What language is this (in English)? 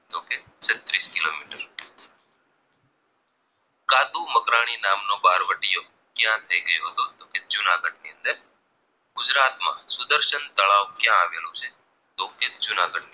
Gujarati